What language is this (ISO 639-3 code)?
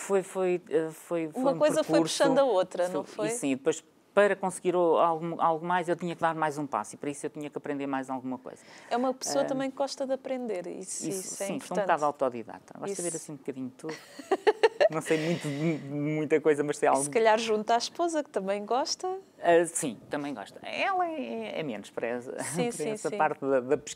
por